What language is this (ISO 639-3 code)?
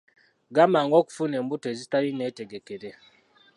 lug